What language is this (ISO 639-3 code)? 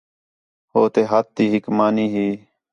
xhe